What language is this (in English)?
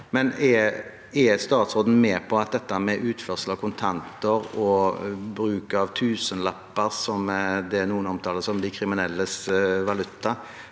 Norwegian